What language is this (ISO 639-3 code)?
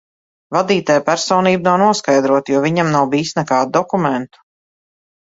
lav